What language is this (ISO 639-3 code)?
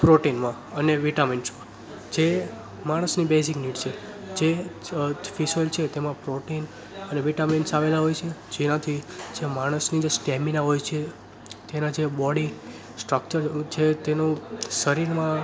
guj